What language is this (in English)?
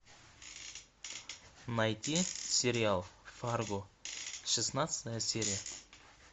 Russian